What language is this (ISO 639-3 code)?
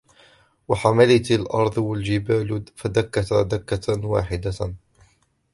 ara